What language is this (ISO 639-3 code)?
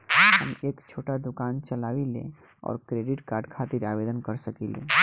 bho